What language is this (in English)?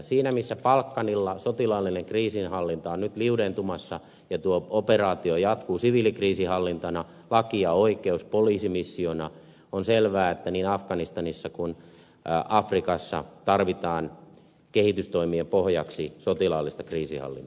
Finnish